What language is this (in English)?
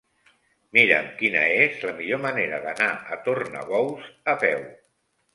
Catalan